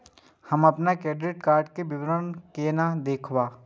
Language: Maithili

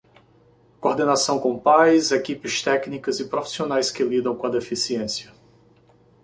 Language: Portuguese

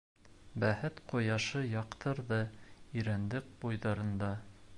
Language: Bashkir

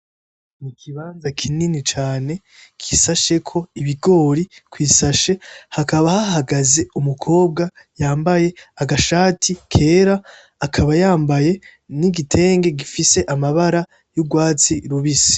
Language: Rundi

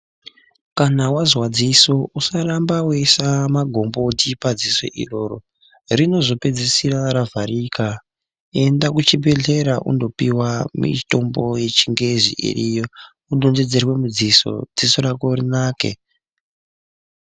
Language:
Ndau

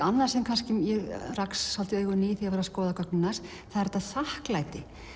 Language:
Icelandic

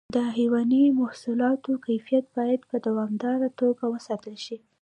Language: Pashto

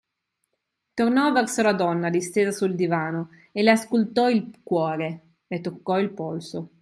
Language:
Italian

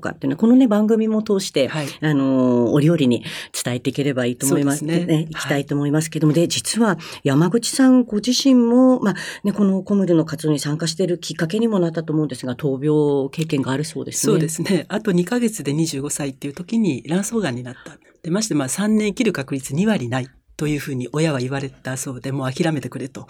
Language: Japanese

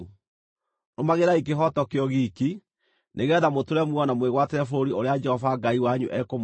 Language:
Kikuyu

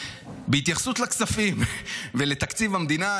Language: Hebrew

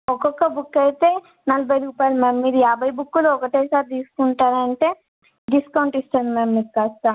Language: Telugu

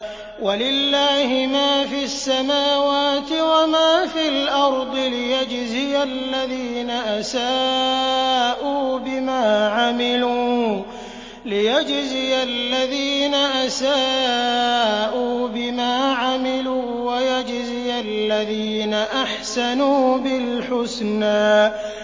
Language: Arabic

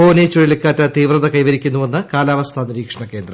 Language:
Malayalam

